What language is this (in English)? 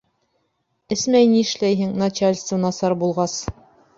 Bashkir